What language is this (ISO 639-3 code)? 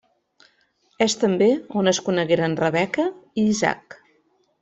cat